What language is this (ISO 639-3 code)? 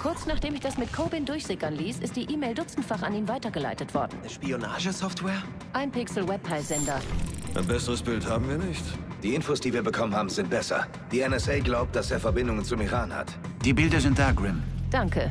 deu